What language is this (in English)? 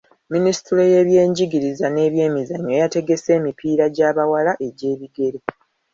Ganda